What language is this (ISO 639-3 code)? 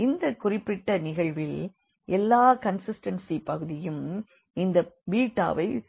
tam